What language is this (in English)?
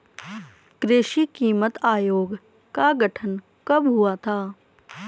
Hindi